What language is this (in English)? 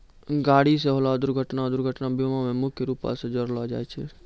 Maithili